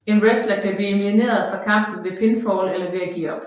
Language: Danish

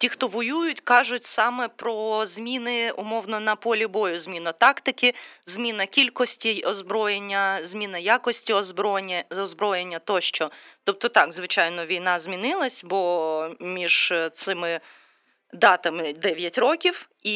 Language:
Ukrainian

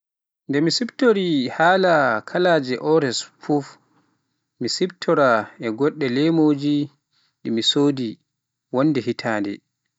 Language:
Pular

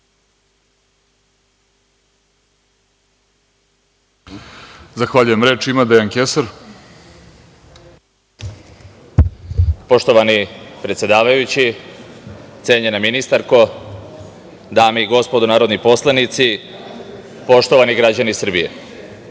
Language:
Serbian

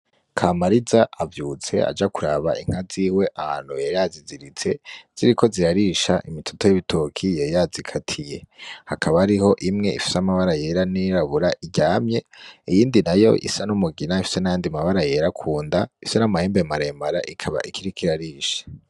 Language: Rundi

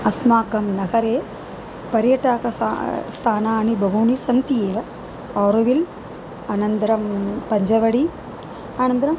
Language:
Sanskrit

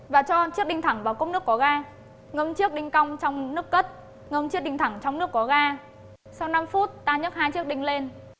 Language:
Vietnamese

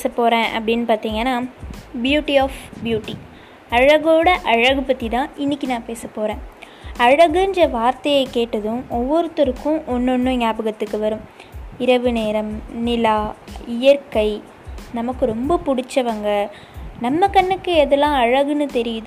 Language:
Tamil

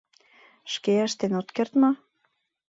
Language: Mari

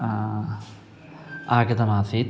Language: Sanskrit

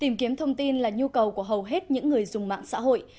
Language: Vietnamese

